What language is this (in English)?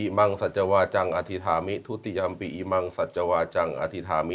Thai